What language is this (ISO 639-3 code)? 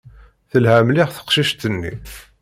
kab